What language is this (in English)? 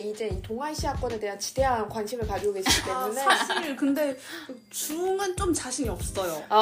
Korean